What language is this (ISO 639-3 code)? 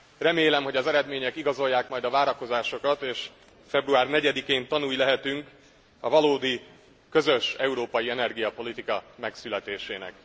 hun